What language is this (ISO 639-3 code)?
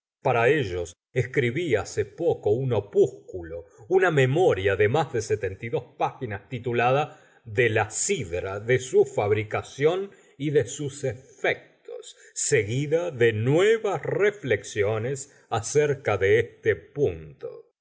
spa